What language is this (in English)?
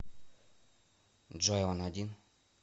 Russian